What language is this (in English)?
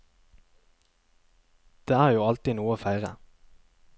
Norwegian